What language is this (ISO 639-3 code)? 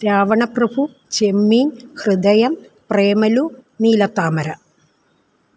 mal